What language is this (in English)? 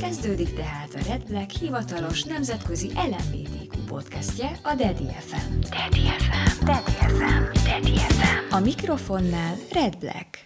Hungarian